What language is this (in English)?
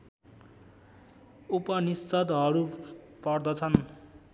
Nepali